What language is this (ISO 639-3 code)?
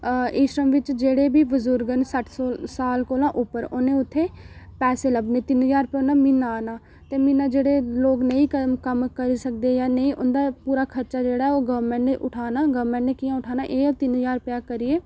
doi